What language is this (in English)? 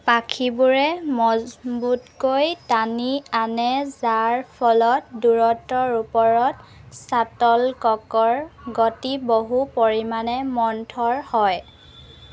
Assamese